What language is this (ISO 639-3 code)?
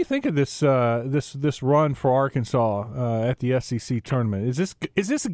eng